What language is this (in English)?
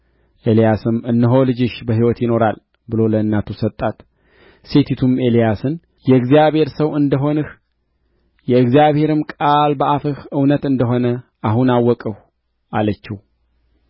Amharic